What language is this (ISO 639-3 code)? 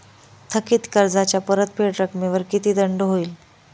mar